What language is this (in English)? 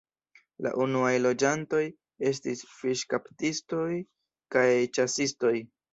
Esperanto